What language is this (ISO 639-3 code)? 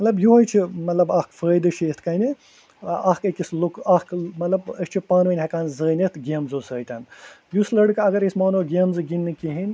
kas